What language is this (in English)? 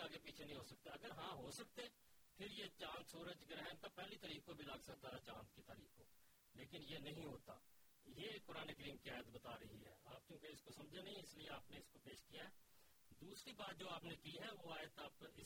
Urdu